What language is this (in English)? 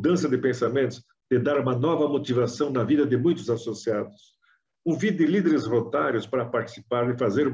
Portuguese